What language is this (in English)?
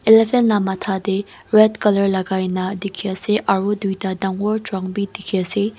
Naga Pidgin